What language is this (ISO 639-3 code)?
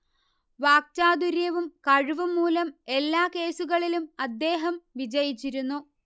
mal